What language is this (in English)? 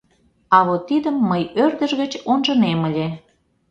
Mari